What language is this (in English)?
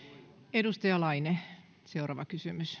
Finnish